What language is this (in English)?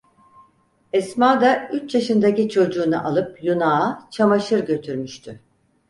Turkish